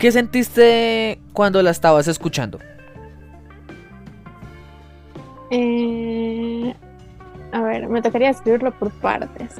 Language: Spanish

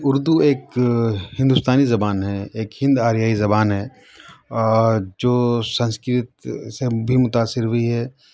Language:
Urdu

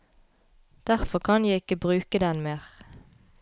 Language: Norwegian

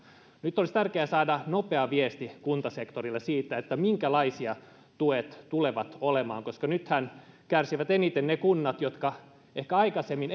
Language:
Finnish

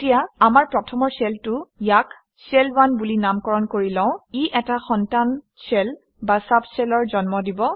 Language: Assamese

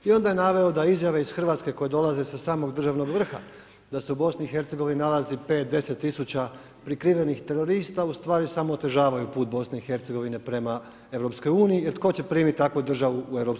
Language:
Croatian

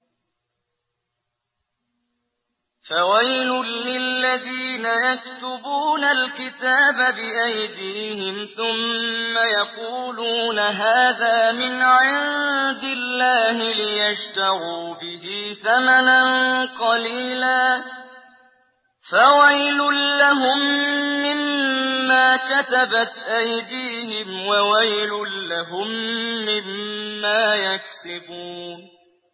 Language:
Arabic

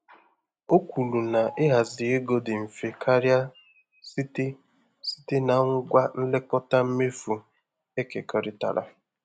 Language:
Igbo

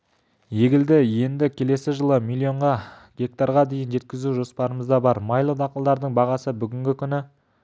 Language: Kazakh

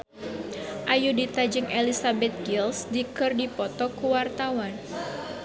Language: Sundanese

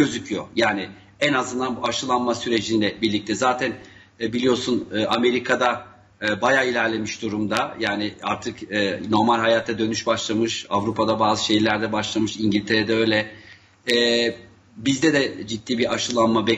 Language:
Turkish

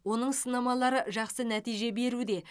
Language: Kazakh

